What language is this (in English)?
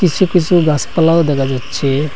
Bangla